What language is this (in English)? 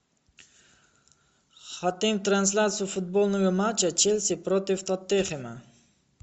Russian